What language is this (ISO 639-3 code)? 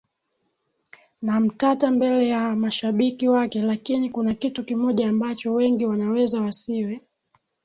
swa